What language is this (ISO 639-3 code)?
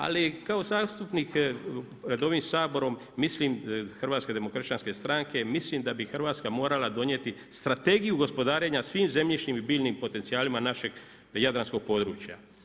hrv